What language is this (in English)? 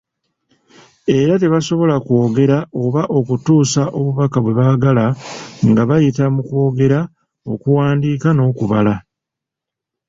Ganda